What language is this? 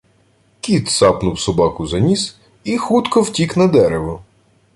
Ukrainian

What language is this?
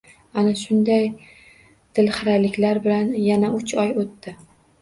Uzbek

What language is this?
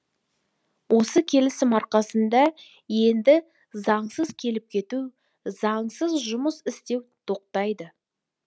Kazakh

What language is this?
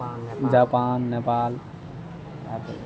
Maithili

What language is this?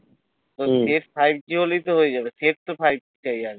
Bangla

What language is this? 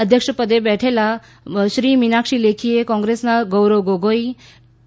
Gujarati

